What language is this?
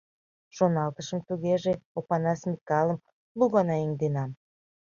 Mari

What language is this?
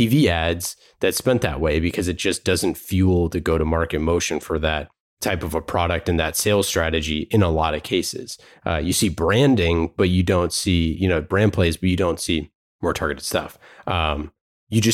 English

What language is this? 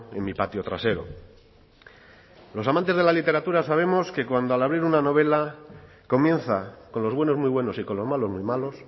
Spanish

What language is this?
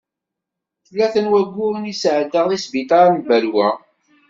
Kabyle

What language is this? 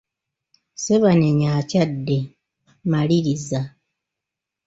Ganda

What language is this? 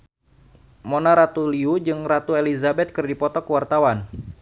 Sundanese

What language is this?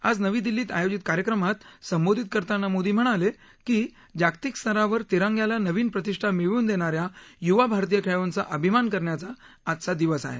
Marathi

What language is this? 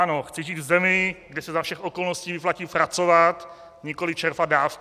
Czech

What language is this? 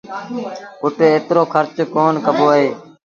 Sindhi Bhil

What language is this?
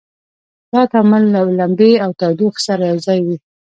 Pashto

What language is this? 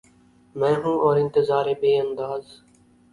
Urdu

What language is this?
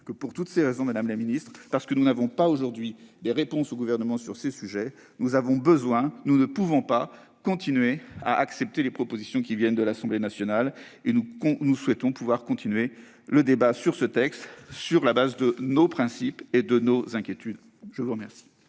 French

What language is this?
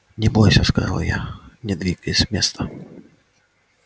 Russian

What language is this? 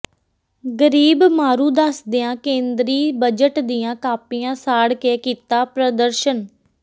Punjabi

